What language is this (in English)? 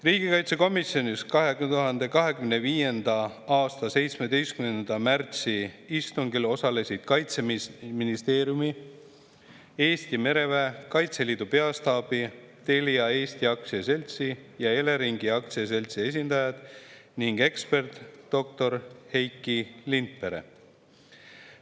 Estonian